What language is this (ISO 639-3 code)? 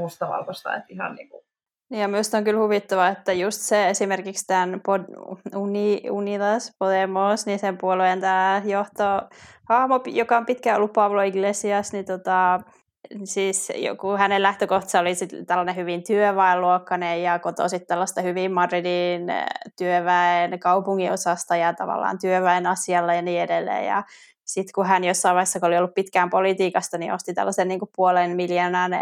fin